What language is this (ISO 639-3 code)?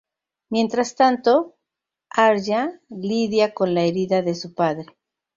spa